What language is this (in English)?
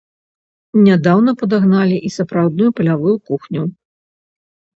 Belarusian